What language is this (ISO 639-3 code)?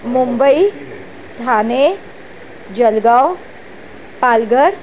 snd